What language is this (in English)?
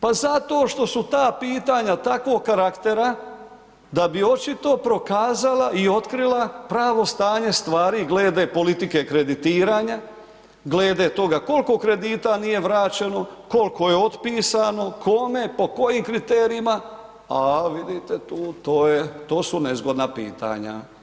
Croatian